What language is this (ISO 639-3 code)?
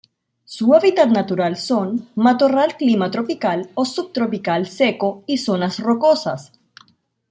spa